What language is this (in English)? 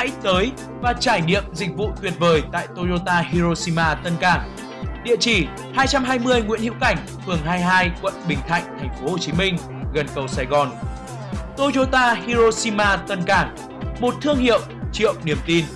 Vietnamese